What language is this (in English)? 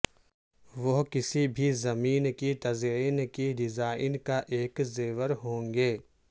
Urdu